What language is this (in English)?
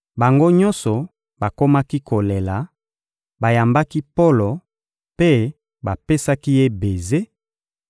Lingala